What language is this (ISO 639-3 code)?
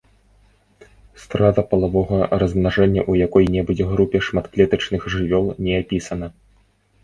bel